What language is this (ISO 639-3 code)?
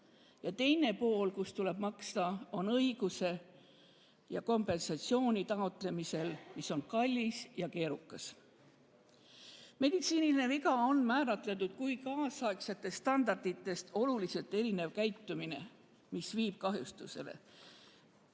est